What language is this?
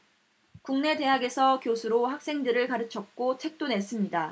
Korean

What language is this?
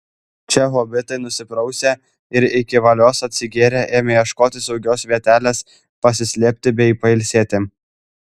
Lithuanian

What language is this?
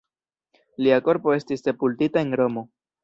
Esperanto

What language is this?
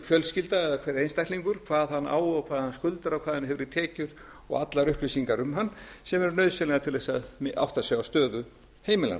Icelandic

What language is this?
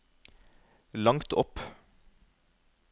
Norwegian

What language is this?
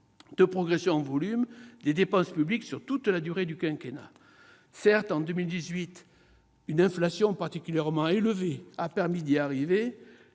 French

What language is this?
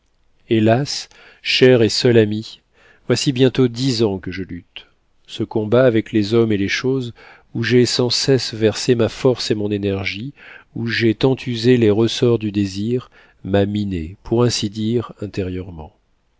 French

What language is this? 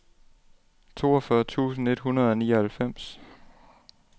Danish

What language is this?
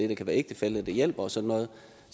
Danish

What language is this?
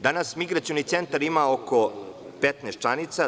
Serbian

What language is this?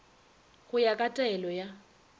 Northern Sotho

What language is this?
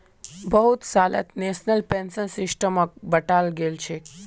Magahi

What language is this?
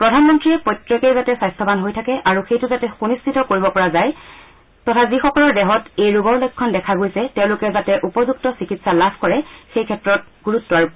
Assamese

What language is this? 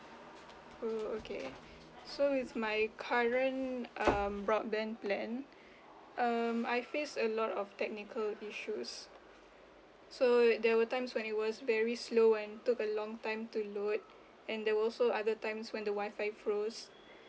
English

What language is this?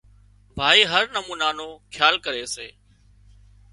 Wadiyara Koli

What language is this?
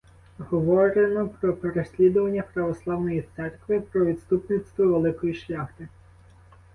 Ukrainian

